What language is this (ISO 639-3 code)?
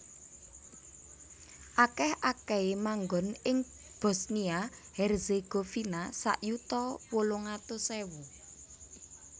jav